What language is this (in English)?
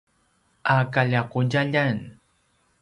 Paiwan